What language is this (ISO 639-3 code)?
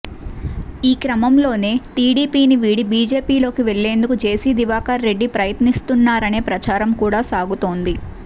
tel